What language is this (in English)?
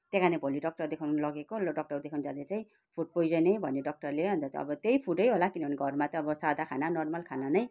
Nepali